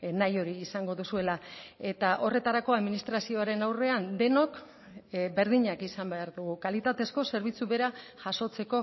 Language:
Basque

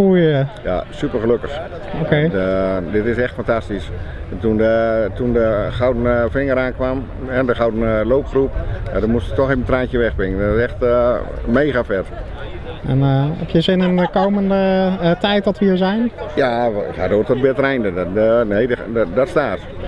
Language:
Dutch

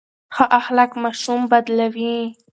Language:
Pashto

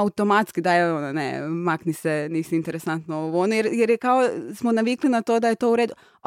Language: Croatian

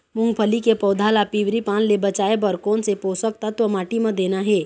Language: Chhattisgarhi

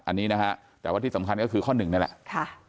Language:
Thai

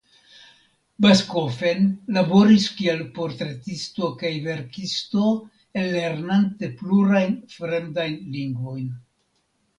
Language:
Esperanto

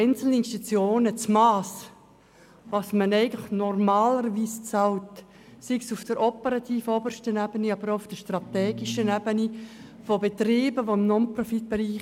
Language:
Swiss German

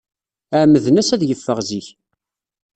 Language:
Kabyle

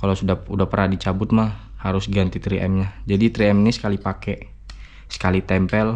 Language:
Indonesian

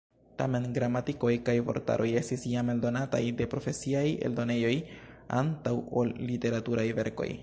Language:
Esperanto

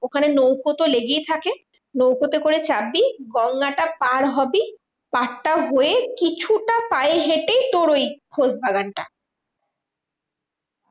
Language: Bangla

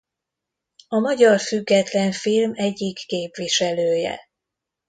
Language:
Hungarian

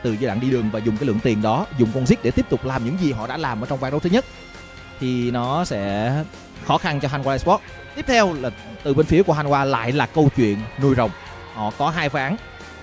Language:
Vietnamese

